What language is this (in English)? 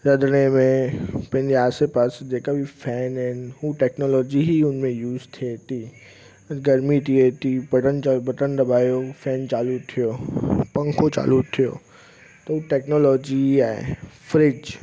Sindhi